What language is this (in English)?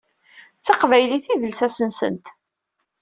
Kabyle